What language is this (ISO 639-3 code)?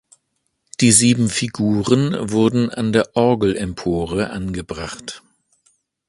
deu